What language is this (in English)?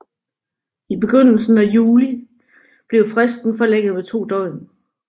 Danish